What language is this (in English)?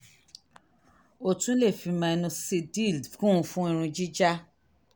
Yoruba